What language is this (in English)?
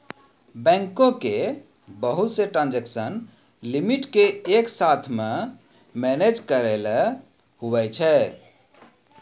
Maithili